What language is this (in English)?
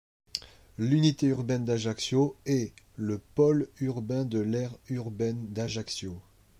French